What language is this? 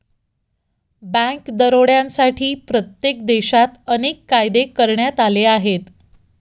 Marathi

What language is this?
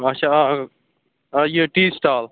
Kashmiri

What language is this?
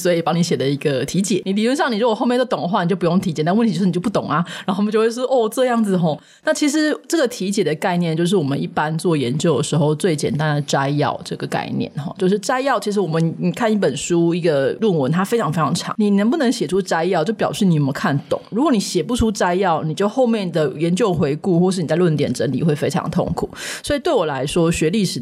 Chinese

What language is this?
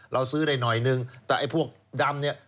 Thai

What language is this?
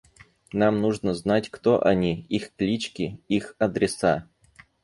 Russian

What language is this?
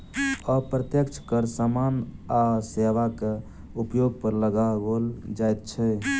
Maithili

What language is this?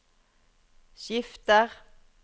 Norwegian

